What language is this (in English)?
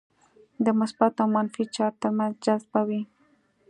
Pashto